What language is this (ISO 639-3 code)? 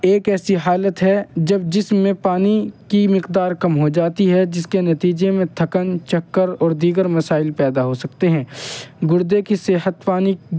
urd